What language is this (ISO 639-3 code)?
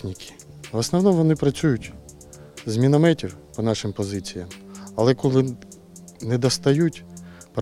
ukr